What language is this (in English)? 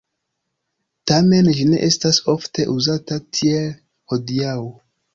Esperanto